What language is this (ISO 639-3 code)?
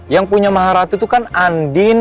ind